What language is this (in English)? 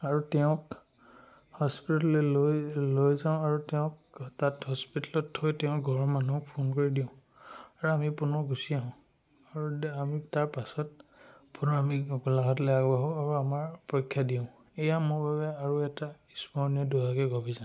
Assamese